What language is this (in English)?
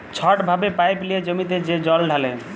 Bangla